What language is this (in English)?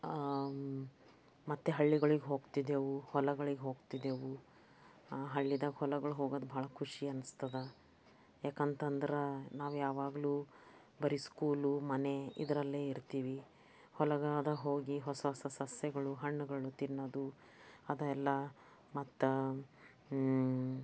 Kannada